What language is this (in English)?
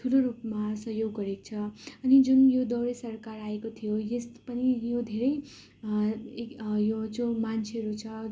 Nepali